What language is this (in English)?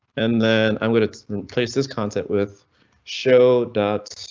English